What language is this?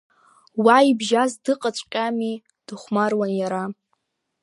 Abkhazian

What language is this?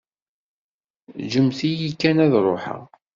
Kabyle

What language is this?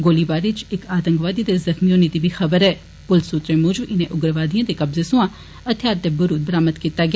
Dogri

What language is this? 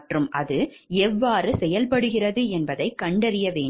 Tamil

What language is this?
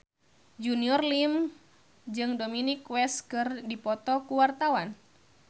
Sundanese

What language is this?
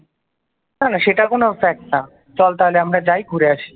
Bangla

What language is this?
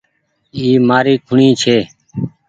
Goaria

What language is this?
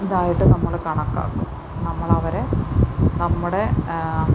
Malayalam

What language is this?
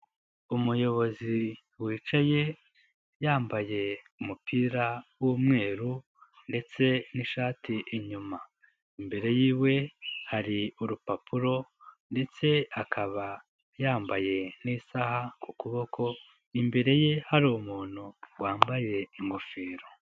Kinyarwanda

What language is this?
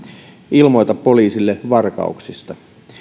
Finnish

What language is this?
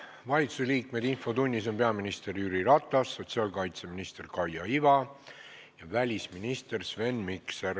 Estonian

